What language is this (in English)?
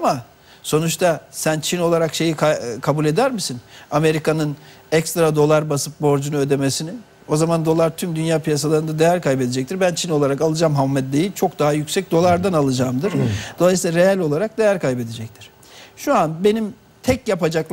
Turkish